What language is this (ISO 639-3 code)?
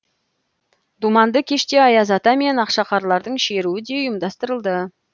kaz